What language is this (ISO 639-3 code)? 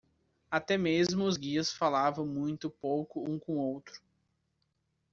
por